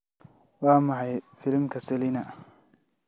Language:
Somali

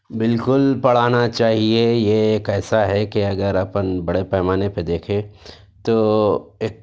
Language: Urdu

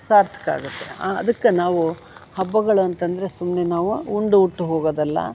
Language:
Kannada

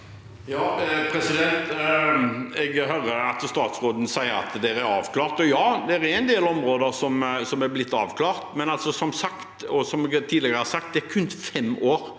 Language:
Norwegian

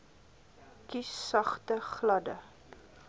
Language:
Afrikaans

